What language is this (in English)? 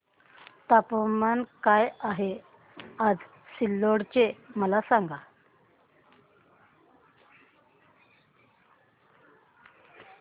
Marathi